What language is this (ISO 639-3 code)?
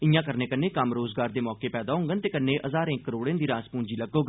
doi